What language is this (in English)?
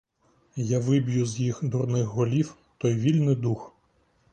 Ukrainian